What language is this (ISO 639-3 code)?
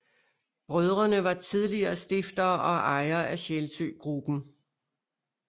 dan